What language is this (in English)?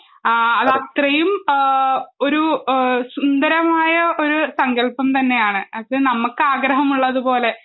Malayalam